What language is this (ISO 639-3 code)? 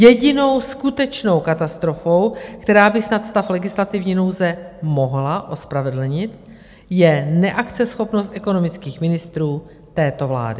ces